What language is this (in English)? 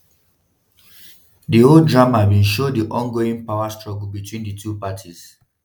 Nigerian Pidgin